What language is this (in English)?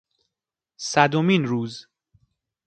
Persian